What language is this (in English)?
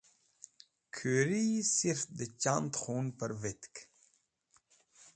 Wakhi